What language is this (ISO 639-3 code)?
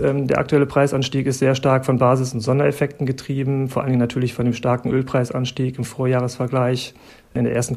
deu